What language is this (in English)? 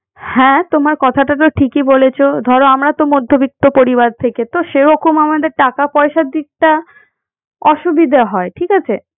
Bangla